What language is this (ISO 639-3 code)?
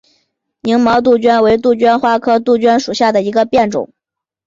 zho